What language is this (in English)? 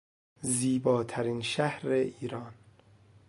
Persian